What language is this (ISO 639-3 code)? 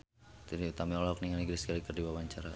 sun